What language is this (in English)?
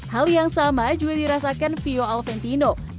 Indonesian